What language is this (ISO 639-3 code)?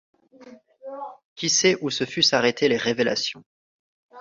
fra